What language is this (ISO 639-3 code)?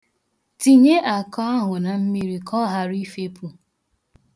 ibo